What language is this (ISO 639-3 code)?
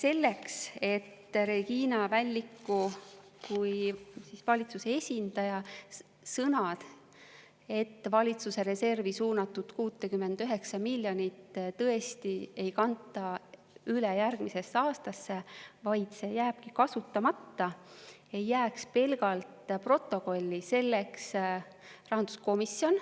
est